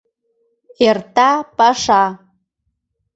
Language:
Mari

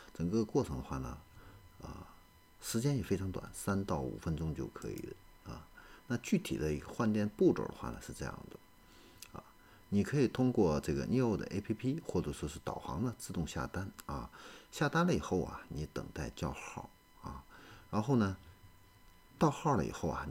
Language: Chinese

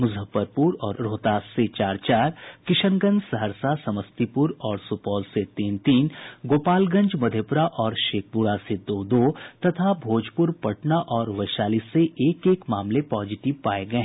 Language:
Hindi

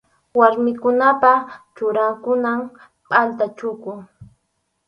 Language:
Arequipa-La Unión Quechua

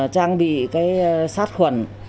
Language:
Vietnamese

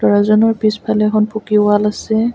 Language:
Assamese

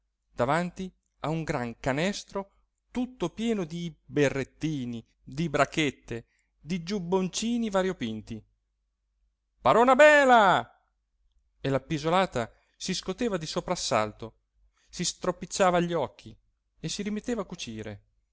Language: Italian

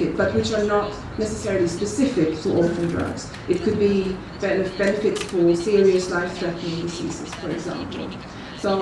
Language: English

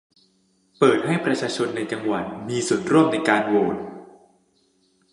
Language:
Thai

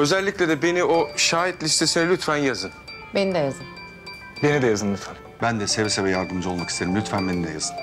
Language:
Turkish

